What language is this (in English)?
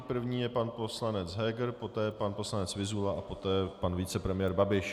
Czech